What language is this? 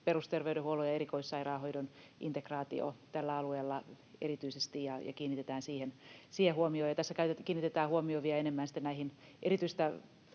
Finnish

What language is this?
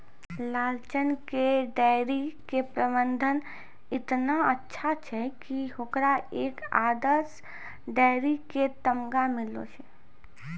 Maithili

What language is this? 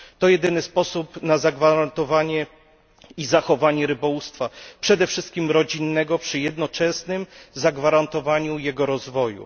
Polish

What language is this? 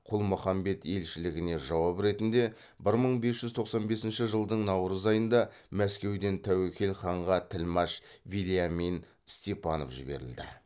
Kazakh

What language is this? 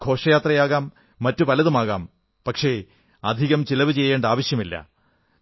Malayalam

